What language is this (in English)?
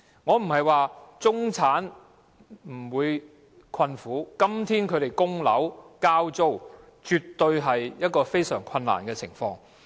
Cantonese